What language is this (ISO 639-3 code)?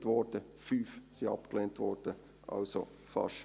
gsw